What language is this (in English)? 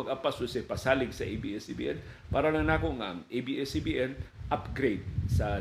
Filipino